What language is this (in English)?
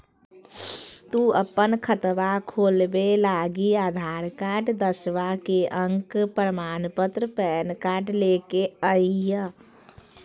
Magahi